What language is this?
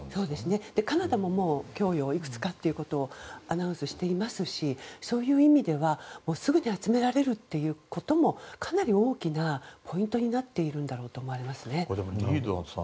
Japanese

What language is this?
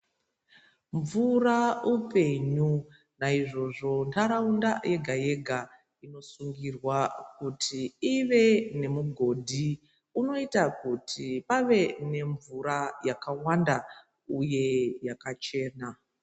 Ndau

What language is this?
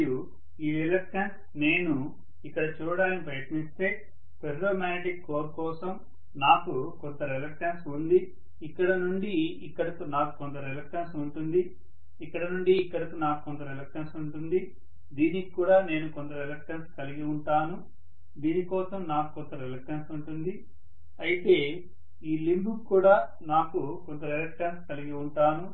Telugu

